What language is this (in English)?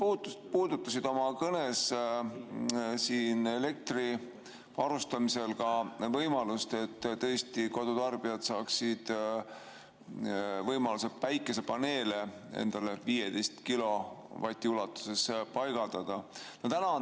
Estonian